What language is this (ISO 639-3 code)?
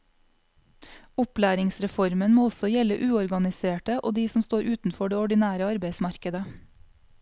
nor